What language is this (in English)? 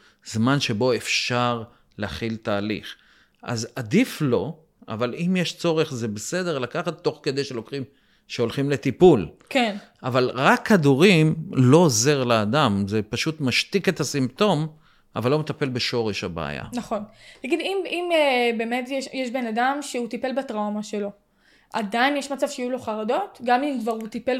Hebrew